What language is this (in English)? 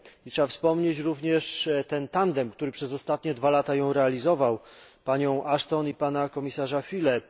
Polish